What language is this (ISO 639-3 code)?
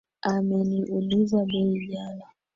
swa